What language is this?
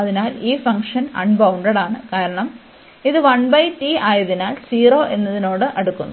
Malayalam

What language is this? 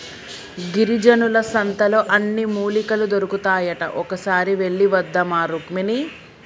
Telugu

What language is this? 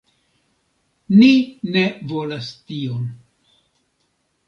Esperanto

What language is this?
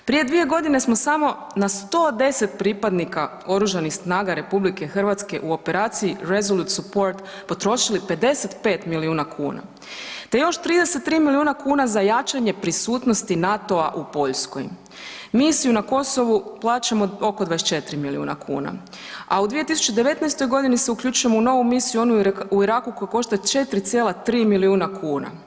Croatian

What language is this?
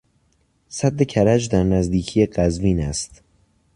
Persian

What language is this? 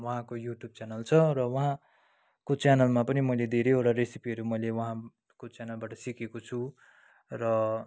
Nepali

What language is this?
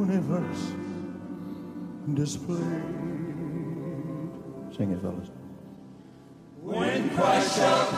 Swahili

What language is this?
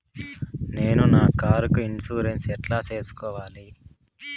Telugu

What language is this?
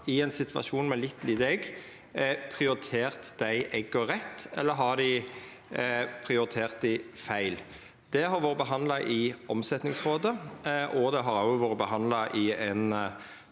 Norwegian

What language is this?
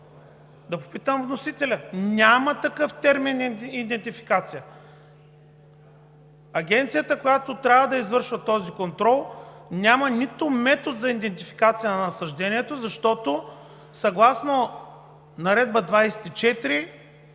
Bulgarian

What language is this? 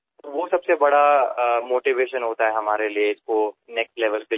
Marathi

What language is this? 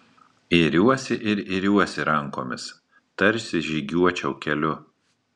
Lithuanian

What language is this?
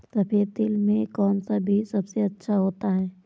Hindi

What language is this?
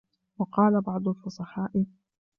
Arabic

